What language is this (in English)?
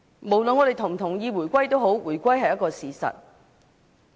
Cantonese